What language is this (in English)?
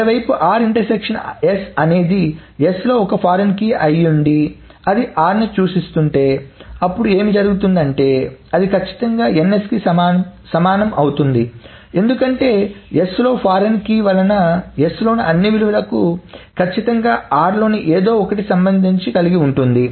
Telugu